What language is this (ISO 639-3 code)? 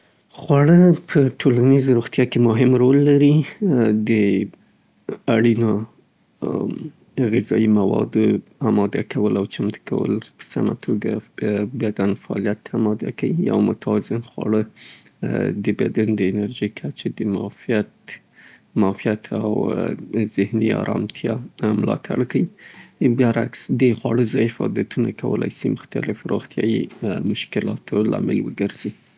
pbt